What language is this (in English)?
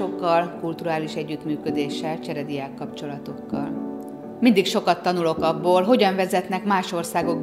Hungarian